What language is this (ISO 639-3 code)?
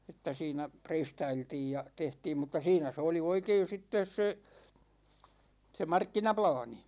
fin